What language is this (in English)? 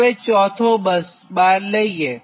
Gujarati